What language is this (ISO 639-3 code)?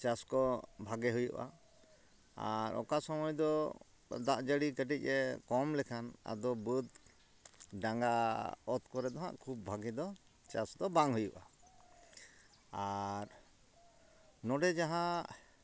sat